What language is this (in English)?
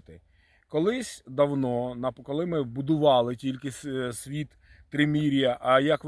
Ukrainian